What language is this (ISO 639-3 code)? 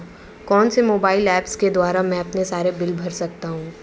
hin